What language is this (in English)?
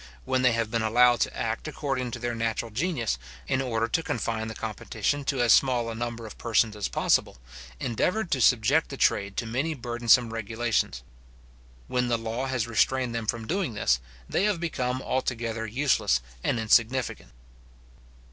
English